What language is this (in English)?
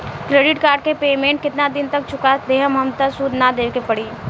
Bhojpuri